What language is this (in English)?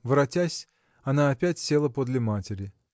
Russian